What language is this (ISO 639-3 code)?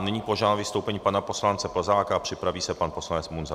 ces